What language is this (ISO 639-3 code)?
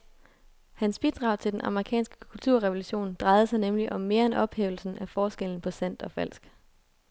dan